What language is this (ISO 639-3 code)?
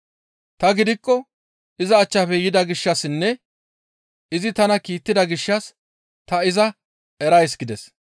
gmv